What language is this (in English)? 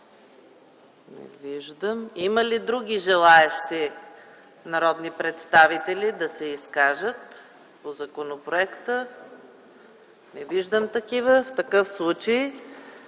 Bulgarian